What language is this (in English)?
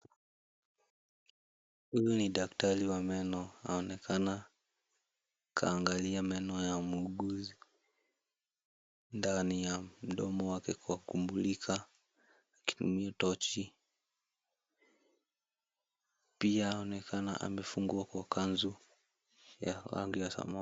Swahili